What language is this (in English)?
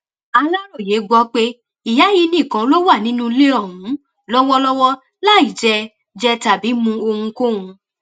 Yoruba